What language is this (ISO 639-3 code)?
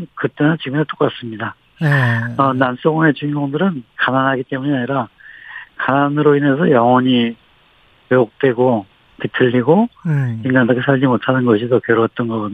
kor